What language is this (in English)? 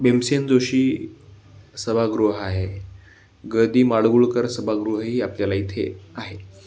Marathi